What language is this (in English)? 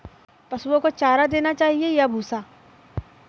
Hindi